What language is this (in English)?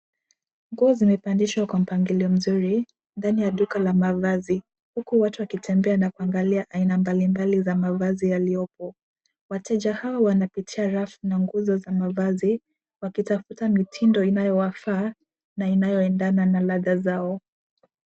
Swahili